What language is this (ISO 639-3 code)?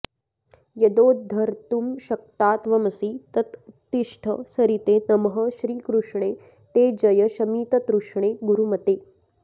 san